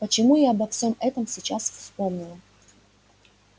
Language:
Russian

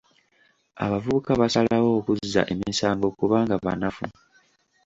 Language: Ganda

